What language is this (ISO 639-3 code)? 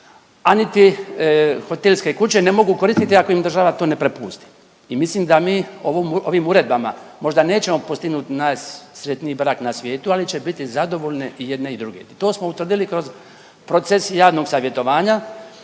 hrv